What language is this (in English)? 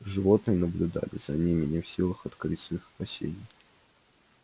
Russian